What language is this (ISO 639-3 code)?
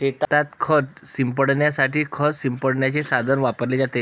mar